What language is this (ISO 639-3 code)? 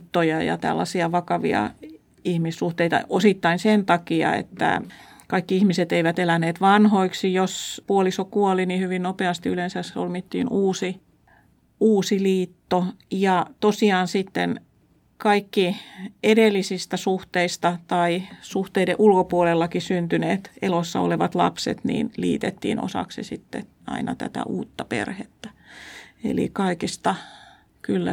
fin